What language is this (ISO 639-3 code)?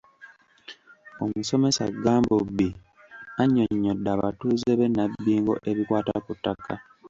lug